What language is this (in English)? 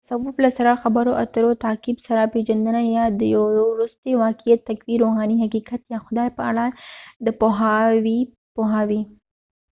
Pashto